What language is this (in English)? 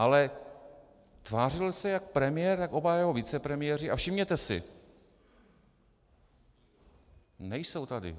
Czech